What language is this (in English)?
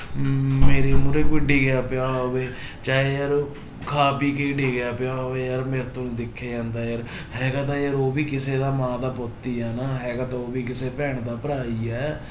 Punjabi